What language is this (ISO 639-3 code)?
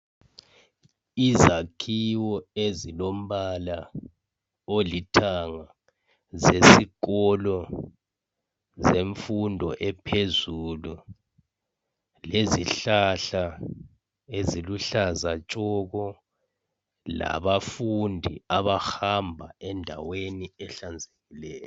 nde